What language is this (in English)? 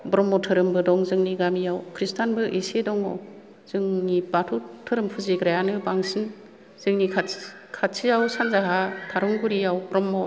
Bodo